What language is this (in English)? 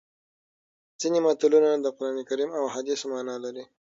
Pashto